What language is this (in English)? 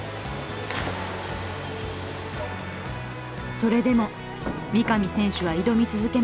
Japanese